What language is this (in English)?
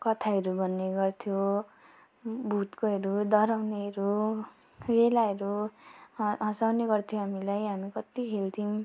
Nepali